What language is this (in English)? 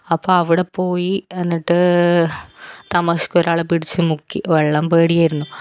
Malayalam